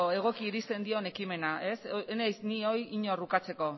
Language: Basque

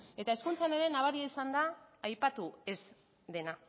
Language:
Basque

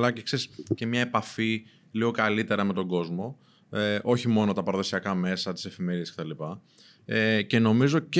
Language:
Greek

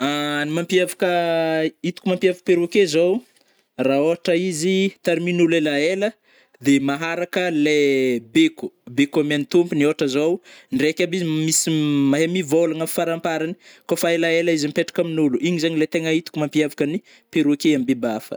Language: Northern Betsimisaraka Malagasy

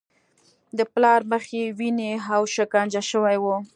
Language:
Pashto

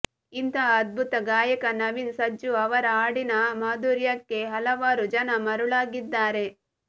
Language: Kannada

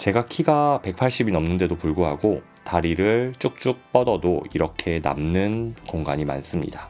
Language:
Korean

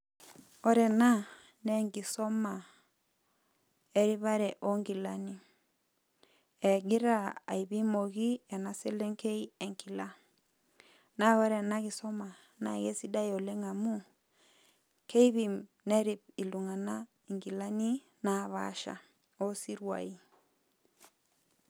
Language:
Masai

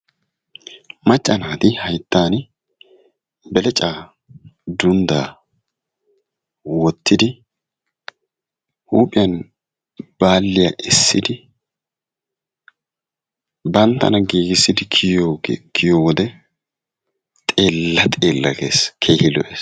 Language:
Wolaytta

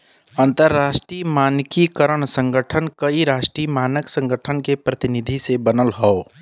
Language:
Bhojpuri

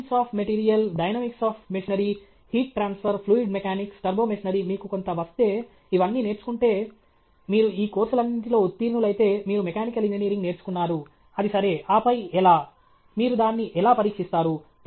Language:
Telugu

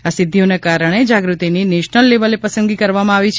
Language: Gujarati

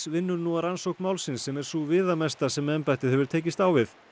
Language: Icelandic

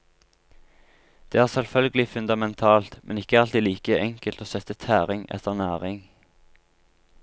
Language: Norwegian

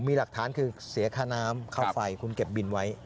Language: Thai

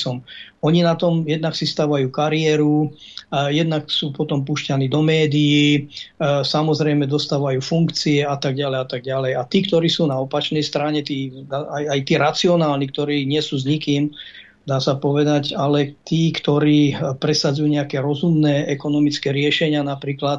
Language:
Slovak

